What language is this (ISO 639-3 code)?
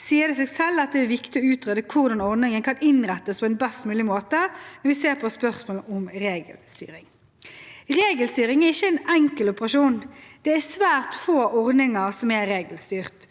nor